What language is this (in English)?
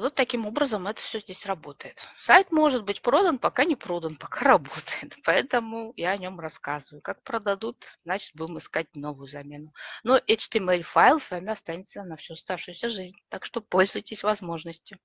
Russian